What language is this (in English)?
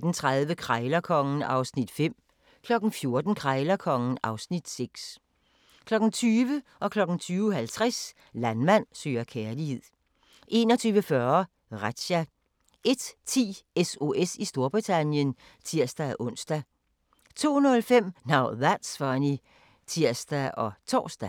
Danish